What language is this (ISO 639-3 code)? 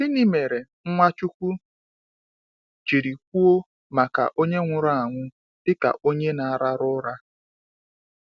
ibo